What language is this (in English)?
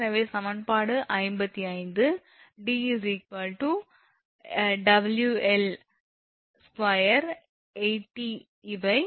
Tamil